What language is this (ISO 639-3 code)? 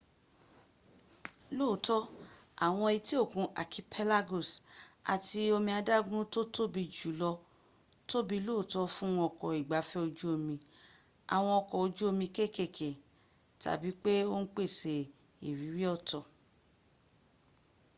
yor